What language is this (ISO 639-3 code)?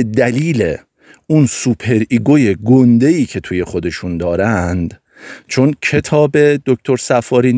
fas